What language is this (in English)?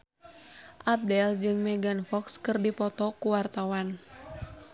Sundanese